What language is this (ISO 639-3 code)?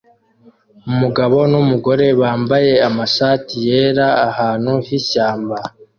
kin